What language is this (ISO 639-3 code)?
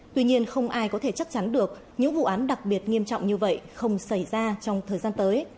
vie